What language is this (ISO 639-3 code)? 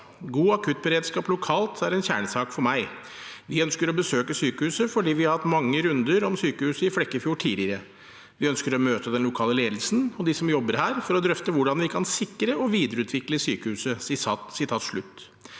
nor